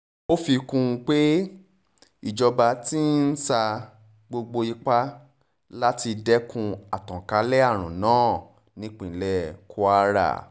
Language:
Yoruba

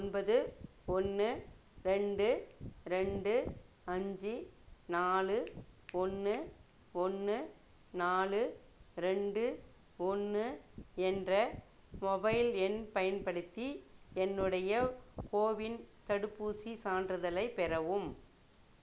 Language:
Tamil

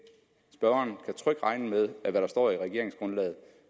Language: Danish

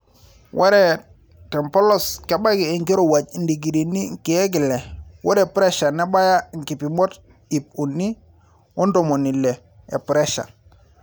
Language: Masai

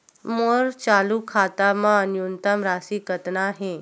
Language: Chhattisgarhi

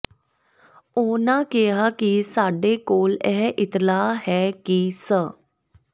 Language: Punjabi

